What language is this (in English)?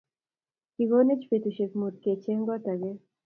Kalenjin